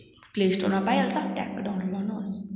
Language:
Nepali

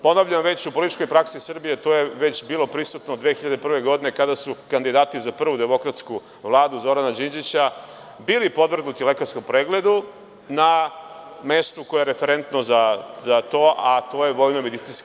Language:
Serbian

